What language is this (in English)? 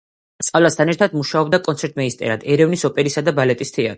Georgian